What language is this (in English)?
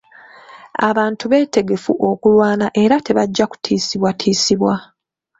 Ganda